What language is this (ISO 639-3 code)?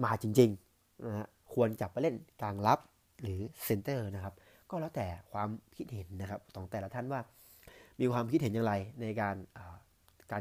tha